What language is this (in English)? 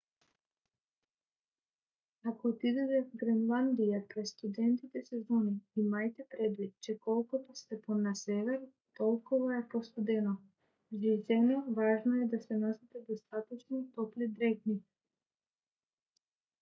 Bulgarian